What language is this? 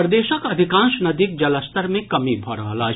Maithili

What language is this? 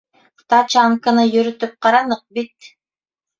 Bashkir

